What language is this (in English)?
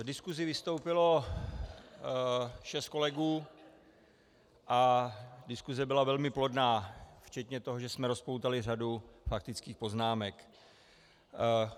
Czech